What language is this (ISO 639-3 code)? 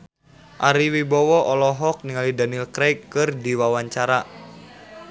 sun